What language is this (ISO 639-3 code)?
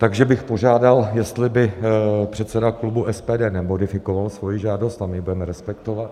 ces